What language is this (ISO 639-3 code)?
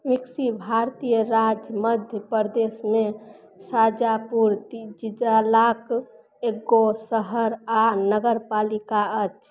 mai